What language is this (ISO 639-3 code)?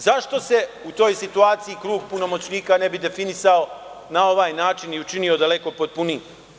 srp